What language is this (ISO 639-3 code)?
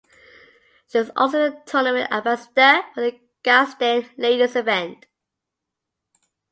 eng